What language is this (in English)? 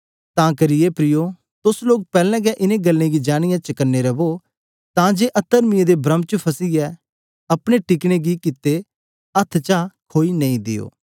Dogri